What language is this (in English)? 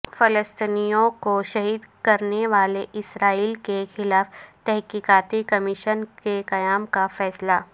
Urdu